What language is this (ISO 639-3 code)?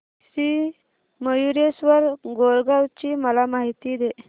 mar